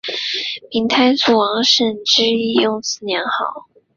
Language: Chinese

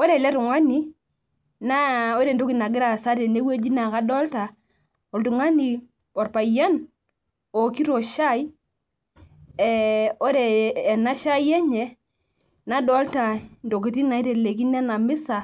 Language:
Masai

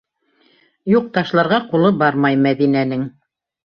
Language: Bashkir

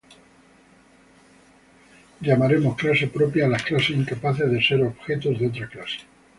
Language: Spanish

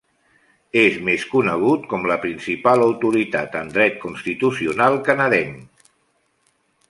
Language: Catalan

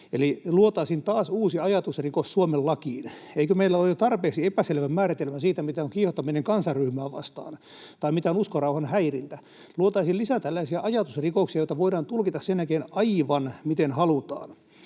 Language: Finnish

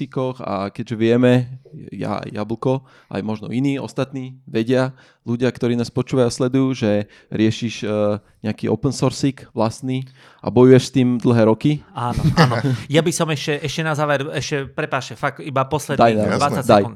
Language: Slovak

